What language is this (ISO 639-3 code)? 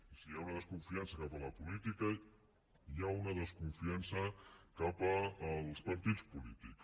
cat